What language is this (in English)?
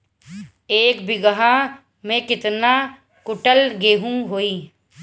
Bhojpuri